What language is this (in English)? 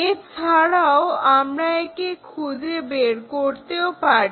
Bangla